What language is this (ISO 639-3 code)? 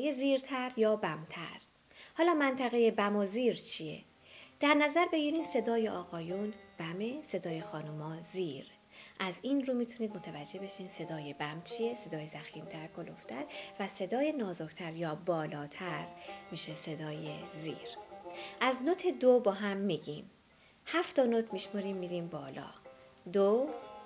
fas